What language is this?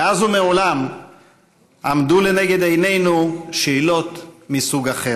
Hebrew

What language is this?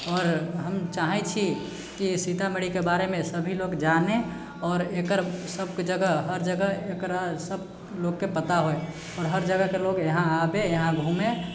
Maithili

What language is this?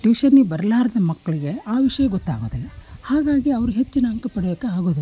Kannada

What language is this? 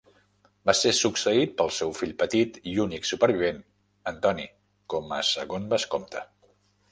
Catalan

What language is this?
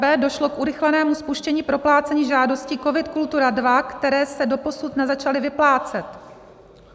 Czech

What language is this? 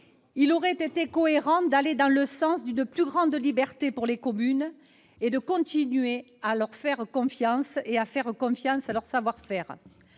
French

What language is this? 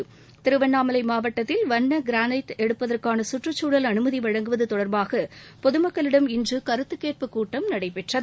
Tamil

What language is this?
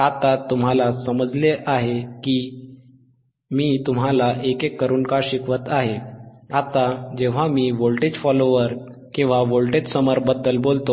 Marathi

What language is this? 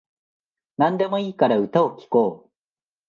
Japanese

